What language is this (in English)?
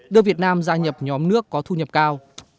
Vietnamese